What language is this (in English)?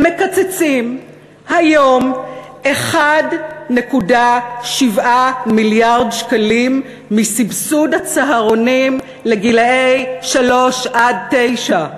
Hebrew